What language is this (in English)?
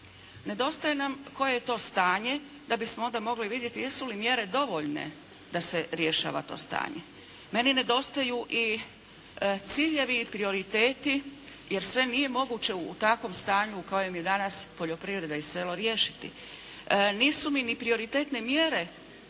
Croatian